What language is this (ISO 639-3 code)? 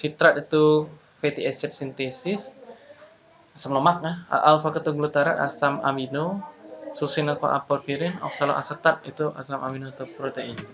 ind